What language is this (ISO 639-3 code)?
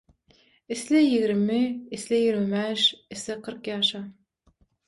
tuk